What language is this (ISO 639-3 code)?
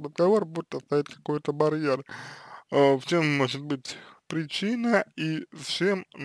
rus